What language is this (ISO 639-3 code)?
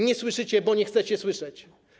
pol